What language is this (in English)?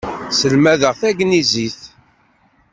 Kabyle